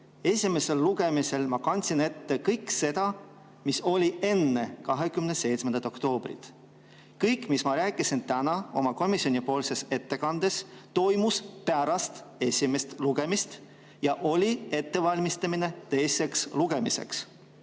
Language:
Estonian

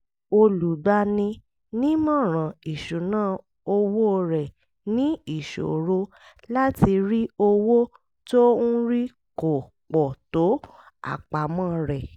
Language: Yoruba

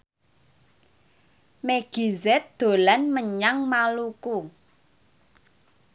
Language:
Javanese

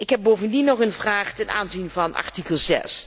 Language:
Dutch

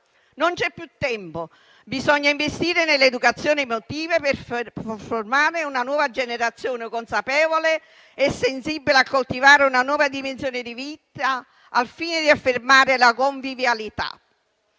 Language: Italian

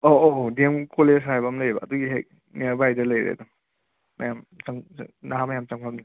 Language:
Manipuri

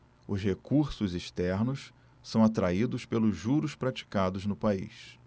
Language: Portuguese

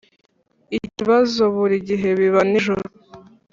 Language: Kinyarwanda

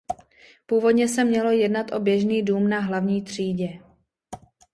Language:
Czech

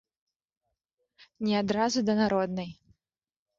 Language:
Belarusian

